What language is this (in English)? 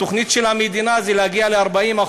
Hebrew